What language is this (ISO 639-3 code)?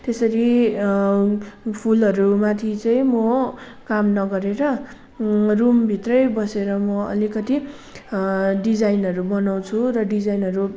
nep